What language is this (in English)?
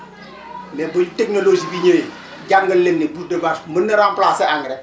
Wolof